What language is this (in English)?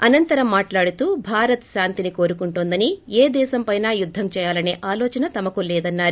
Telugu